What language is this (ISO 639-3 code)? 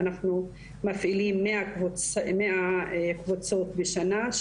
heb